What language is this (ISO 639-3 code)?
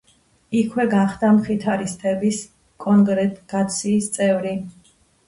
kat